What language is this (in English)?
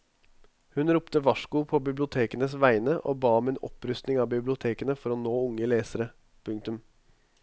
Norwegian